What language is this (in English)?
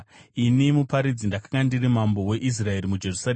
Shona